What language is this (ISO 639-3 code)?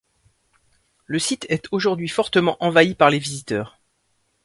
fra